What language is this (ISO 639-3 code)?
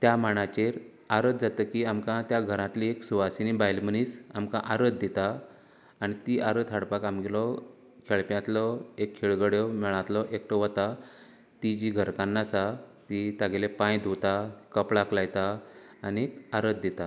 kok